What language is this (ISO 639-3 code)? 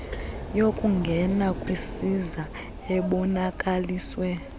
xho